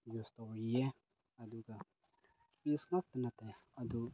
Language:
Manipuri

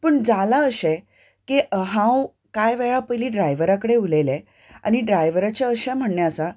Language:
Konkani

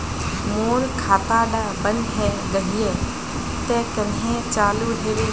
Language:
Magahi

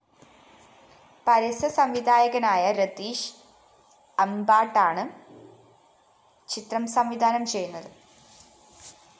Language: Malayalam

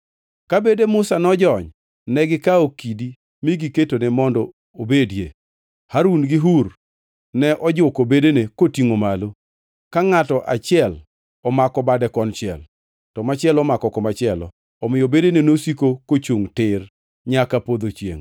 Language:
Luo (Kenya and Tanzania)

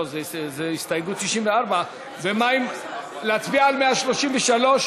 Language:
Hebrew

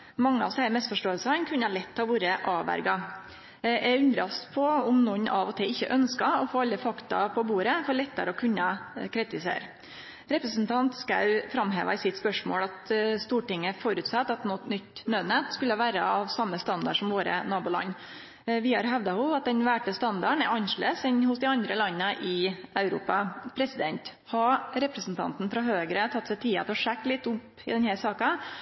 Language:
Norwegian Nynorsk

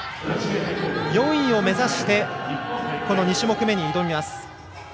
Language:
Japanese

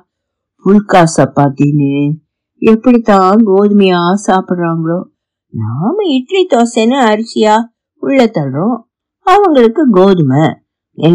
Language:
Tamil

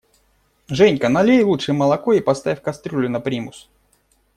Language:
Russian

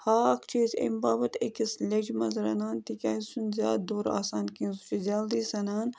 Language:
Kashmiri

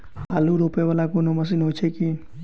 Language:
Maithili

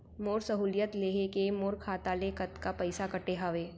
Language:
Chhattisgarhi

